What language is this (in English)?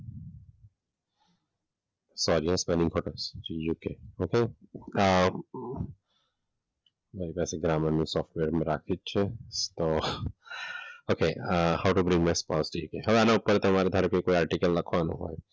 Gujarati